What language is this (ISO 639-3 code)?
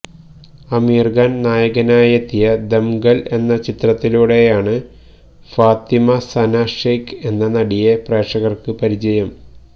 mal